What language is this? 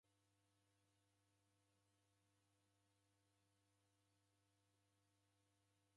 Taita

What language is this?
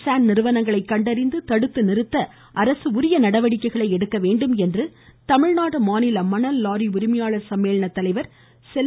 Tamil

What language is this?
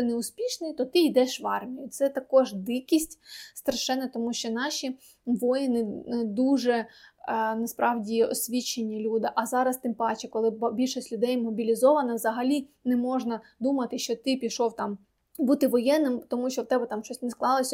Ukrainian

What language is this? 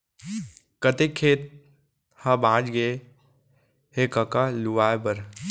Chhattisgarhi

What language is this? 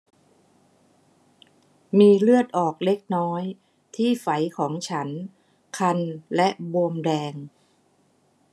Thai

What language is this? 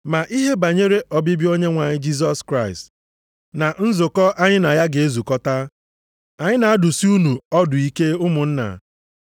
Igbo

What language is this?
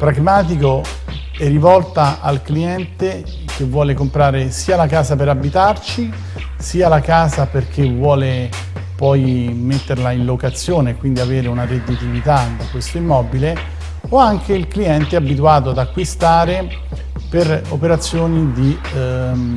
Italian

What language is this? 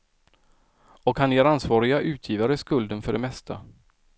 Swedish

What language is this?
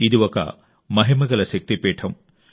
Telugu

